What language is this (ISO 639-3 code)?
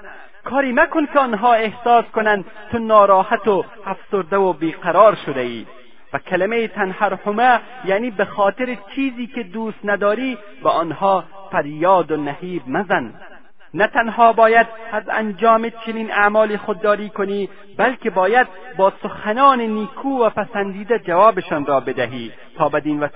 fas